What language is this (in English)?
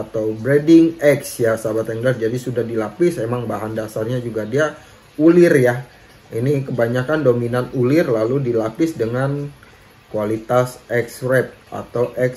Indonesian